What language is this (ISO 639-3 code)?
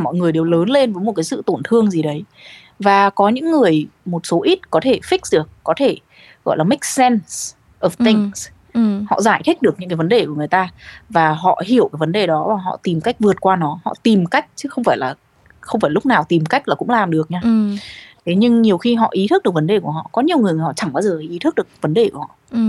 vie